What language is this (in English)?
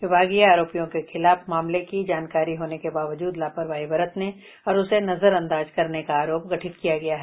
Hindi